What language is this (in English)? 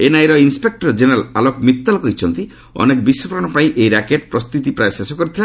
Odia